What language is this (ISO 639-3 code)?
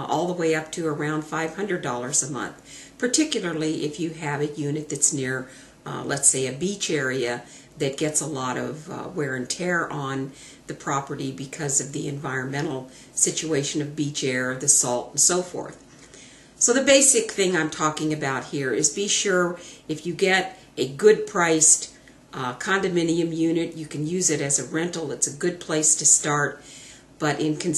eng